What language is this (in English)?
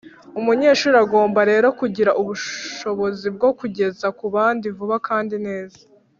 Kinyarwanda